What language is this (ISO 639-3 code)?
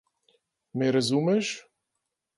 slv